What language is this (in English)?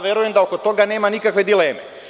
Serbian